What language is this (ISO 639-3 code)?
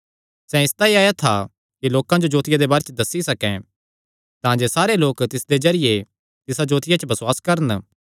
xnr